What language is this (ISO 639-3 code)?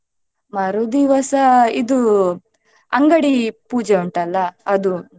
kan